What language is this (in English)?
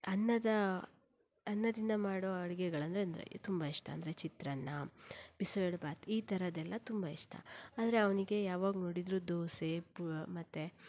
Kannada